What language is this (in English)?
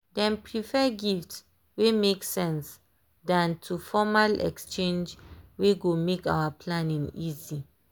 Nigerian Pidgin